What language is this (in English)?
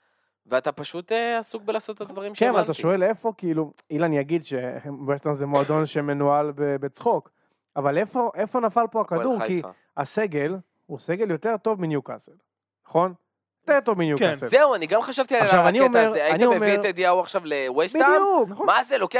Hebrew